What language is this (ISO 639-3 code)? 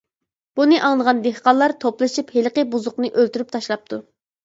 uig